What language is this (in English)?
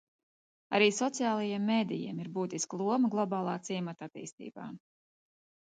Latvian